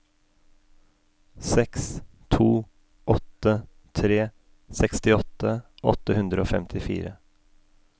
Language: Norwegian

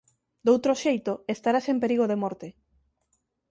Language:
Galician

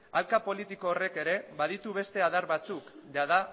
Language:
Basque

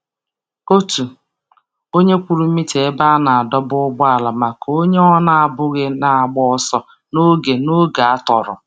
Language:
Igbo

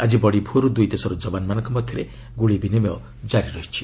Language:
Odia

